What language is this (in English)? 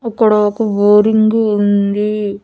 Telugu